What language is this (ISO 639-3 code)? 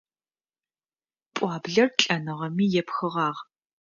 ady